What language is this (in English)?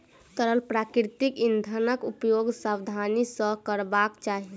Maithili